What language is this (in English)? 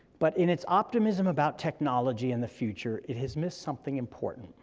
English